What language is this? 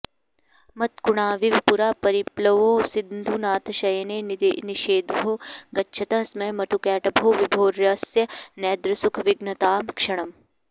Sanskrit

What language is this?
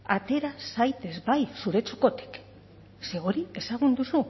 Basque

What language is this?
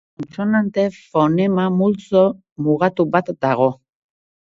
Basque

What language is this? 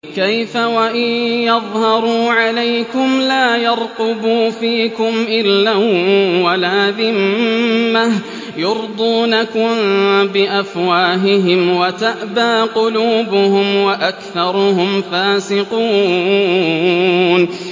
Arabic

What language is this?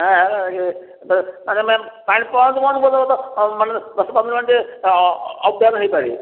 Odia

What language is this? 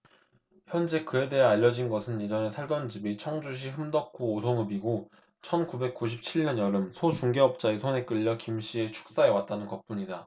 Korean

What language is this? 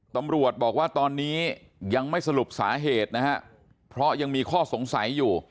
Thai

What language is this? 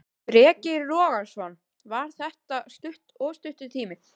Icelandic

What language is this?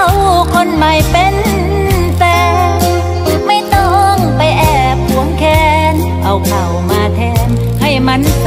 Thai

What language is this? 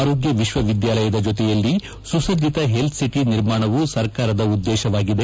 Kannada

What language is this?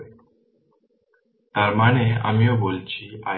Bangla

